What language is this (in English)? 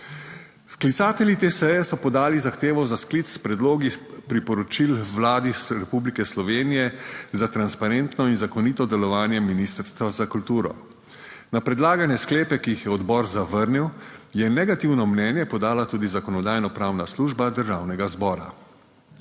Slovenian